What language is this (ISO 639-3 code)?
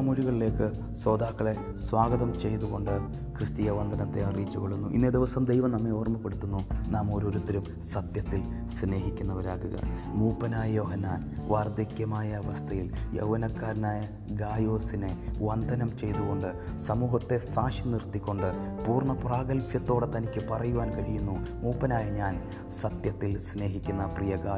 mal